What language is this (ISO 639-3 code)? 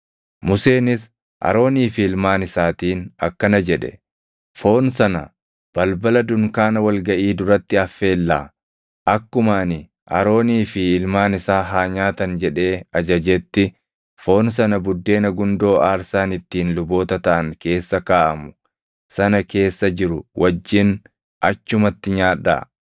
orm